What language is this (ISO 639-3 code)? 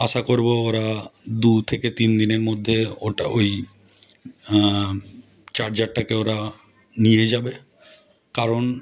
ben